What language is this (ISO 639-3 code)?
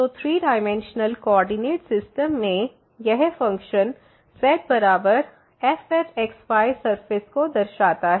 hin